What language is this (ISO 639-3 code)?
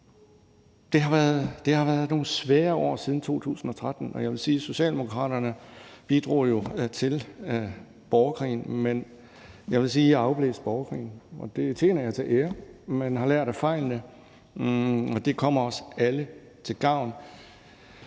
dan